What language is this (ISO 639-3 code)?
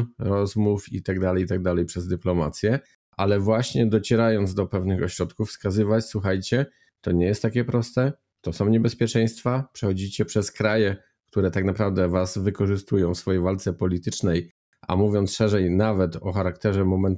pol